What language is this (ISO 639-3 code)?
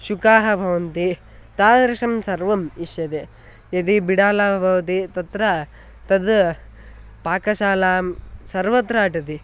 san